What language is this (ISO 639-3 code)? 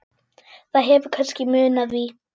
isl